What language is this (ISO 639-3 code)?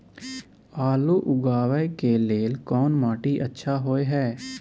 mai